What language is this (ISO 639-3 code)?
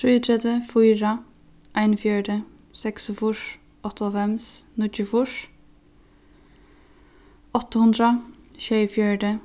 fao